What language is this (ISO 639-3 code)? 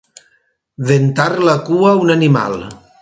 cat